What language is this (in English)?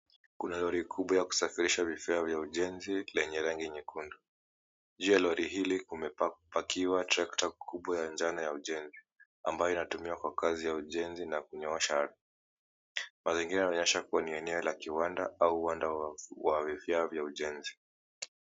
Swahili